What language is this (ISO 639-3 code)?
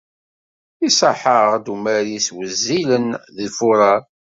kab